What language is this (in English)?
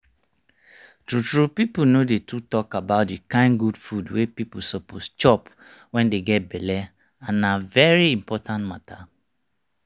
Nigerian Pidgin